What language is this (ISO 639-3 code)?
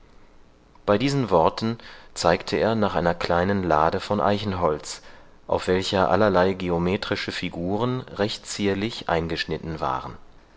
deu